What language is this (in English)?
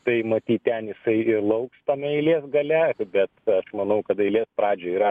Lithuanian